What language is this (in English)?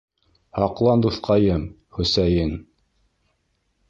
Bashkir